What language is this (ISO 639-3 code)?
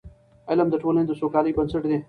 pus